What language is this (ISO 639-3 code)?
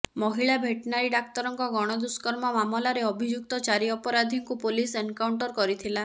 ori